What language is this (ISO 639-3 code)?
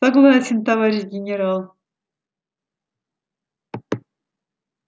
rus